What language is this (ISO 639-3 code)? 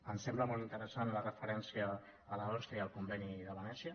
cat